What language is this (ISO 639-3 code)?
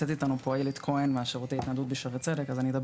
heb